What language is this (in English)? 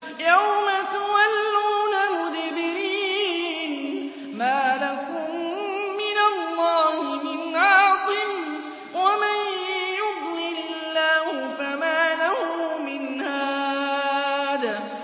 Arabic